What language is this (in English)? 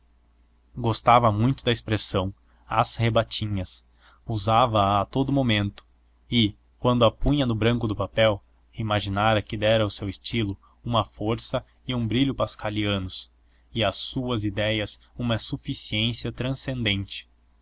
Portuguese